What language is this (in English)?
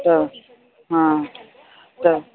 Sindhi